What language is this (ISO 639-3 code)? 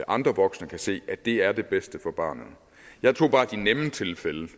dan